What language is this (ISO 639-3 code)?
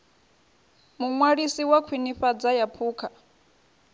ven